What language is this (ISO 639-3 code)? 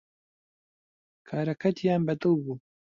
ckb